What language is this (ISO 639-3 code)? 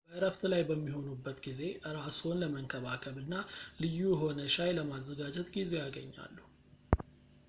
amh